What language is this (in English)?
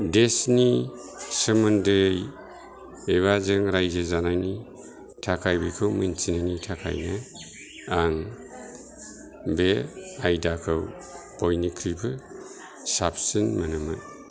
Bodo